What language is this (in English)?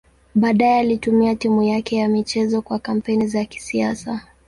Swahili